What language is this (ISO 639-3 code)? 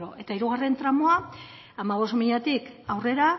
eus